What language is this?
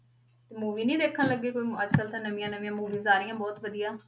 Punjabi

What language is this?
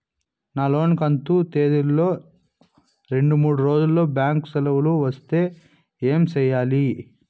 Telugu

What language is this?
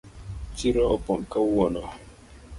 Luo (Kenya and Tanzania)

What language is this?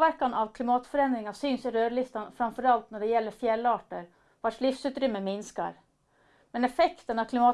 Swedish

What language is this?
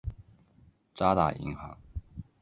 Chinese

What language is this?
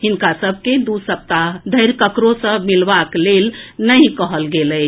Maithili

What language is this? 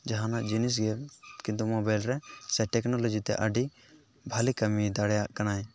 Santali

